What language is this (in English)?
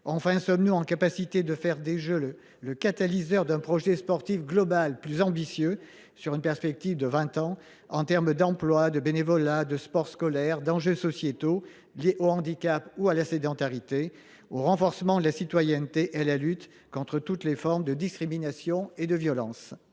French